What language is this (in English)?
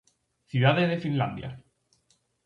Galician